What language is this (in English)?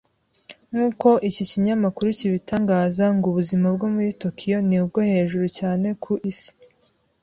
Kinyarwanda